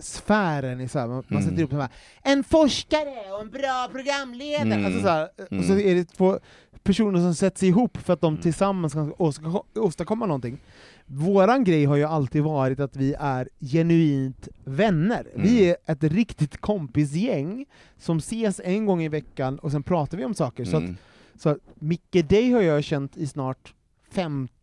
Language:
Swedish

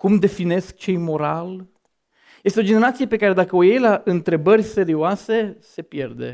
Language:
Romanian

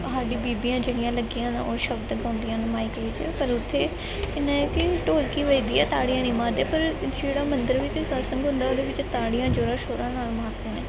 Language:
Punjabi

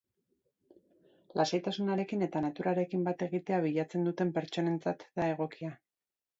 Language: Basque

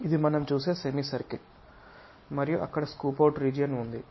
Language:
Telugu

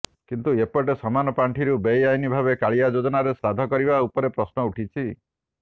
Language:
Odia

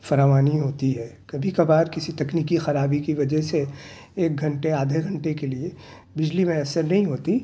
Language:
Urdu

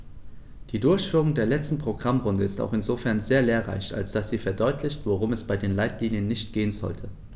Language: German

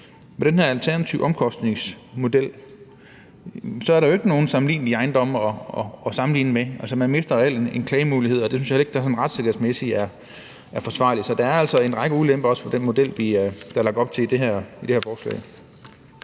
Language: Danish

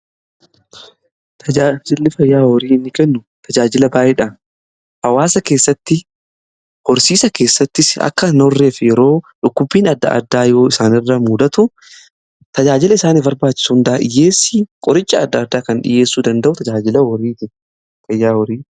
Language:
Oromo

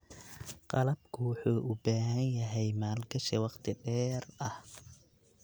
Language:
Somali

